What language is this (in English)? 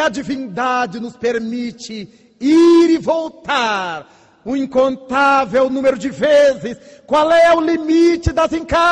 Portuguese